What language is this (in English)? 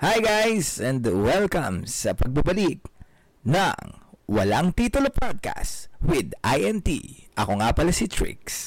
Filipino